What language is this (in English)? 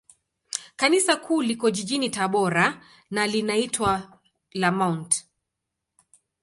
Swahili